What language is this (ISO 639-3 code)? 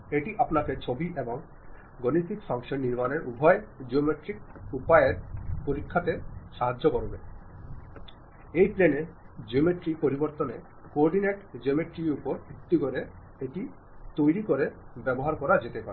ben